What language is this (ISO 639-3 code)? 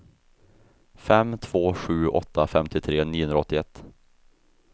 swe